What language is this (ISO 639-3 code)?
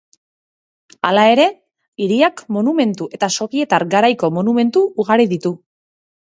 eus